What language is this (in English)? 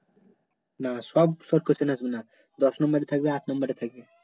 Bangla